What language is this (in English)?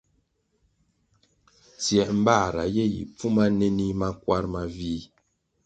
Kwasio